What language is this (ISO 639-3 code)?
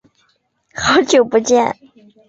zho